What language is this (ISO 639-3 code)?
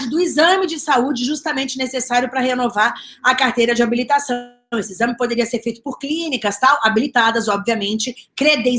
por